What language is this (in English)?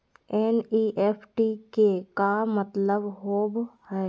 Magahi